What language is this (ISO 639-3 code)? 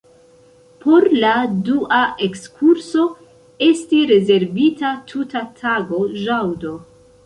epo